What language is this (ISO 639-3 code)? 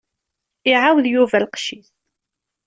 kab